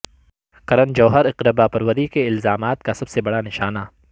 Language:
Urdu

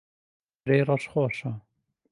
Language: Central Kurdish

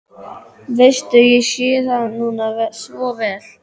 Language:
Icelandic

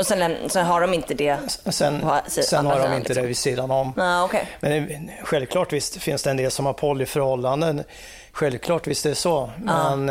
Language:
Swedish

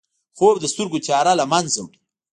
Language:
Pashto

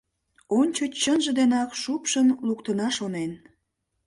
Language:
Mari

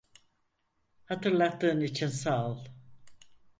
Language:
Turkish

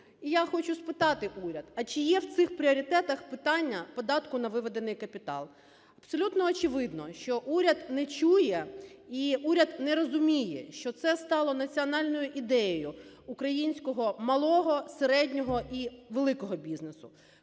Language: Ukrainian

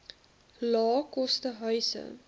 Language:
Afrikaans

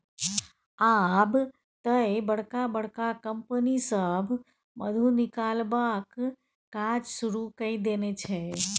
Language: Maithili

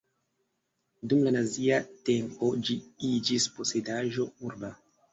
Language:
Esperanto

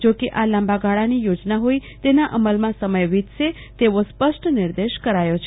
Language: Gujarati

